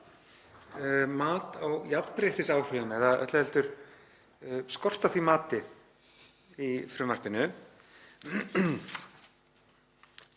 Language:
Icelandic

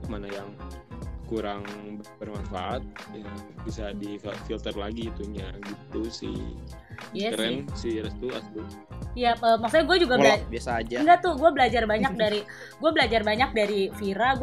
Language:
Indonesian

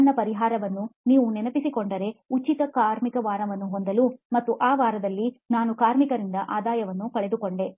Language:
Kannada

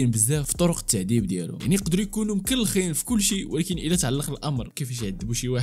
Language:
Arabic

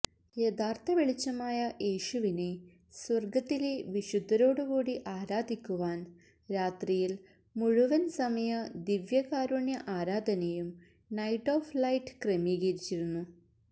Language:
Malayalam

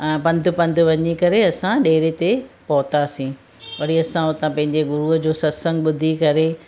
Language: Sindhi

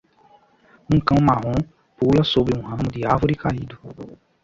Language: Portuguese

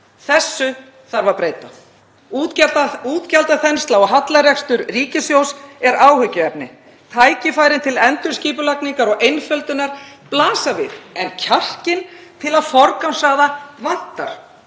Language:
Icelandic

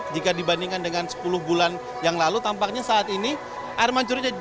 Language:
Indonesian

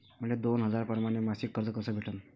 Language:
Marathi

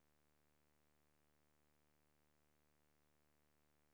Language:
Swedish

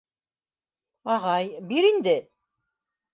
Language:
Bashkir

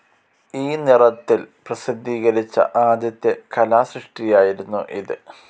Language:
Malayalam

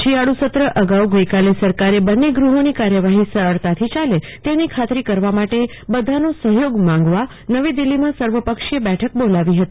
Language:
Gujarati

